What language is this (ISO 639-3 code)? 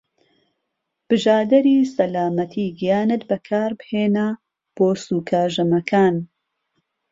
ckb